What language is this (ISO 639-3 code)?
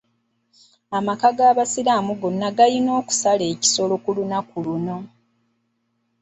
lug